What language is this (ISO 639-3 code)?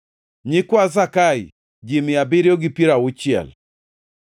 luo